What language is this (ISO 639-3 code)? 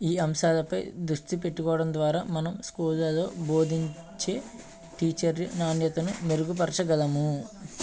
tel